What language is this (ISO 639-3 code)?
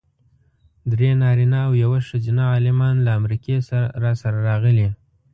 pus